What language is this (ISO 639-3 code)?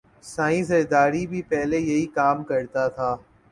urd